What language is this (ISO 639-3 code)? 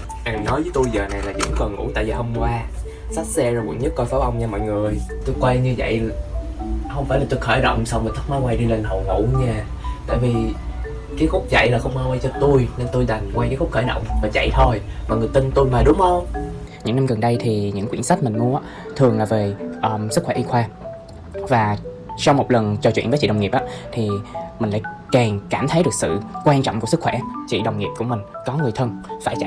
vie